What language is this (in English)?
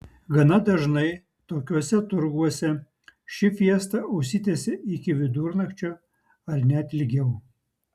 Lithuanian